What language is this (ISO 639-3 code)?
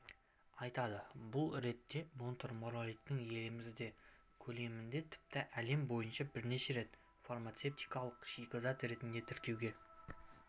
kaz